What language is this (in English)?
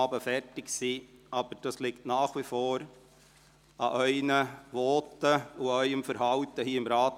Swiss German